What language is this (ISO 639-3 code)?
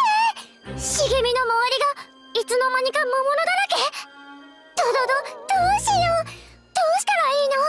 jpn